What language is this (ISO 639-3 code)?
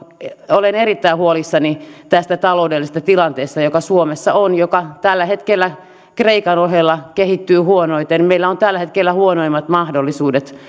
fin